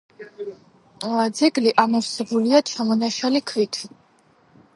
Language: Georgian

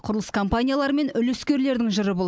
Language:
Kazakh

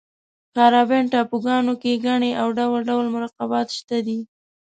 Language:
Pashto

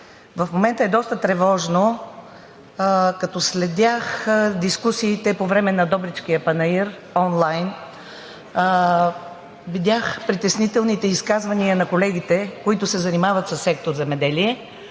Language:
Bulgarian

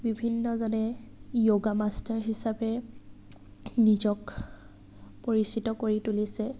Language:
Assamese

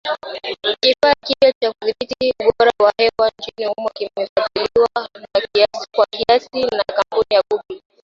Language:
Swahili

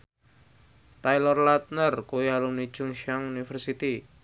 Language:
Javanese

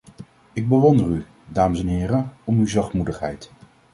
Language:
Dutch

